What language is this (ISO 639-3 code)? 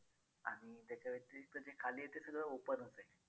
mar